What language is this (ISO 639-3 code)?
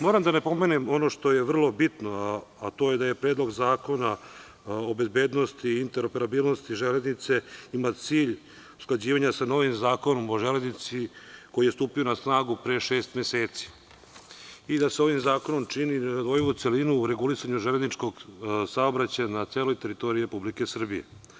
srp